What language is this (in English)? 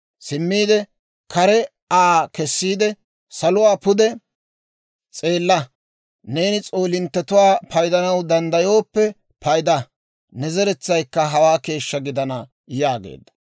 Dawro